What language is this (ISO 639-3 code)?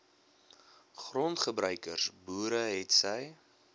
afr